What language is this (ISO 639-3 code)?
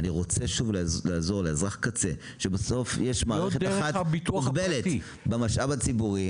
heb